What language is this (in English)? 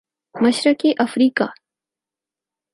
Urdu